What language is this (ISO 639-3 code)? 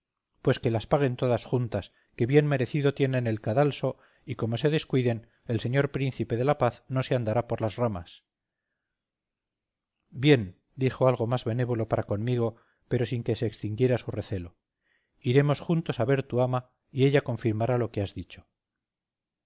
spa